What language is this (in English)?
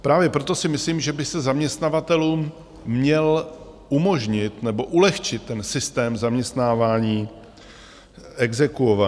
Czech